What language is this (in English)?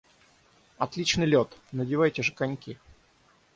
Russian